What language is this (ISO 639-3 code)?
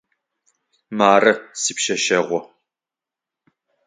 ady